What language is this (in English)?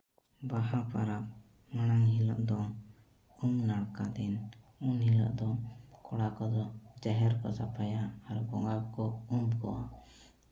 Santali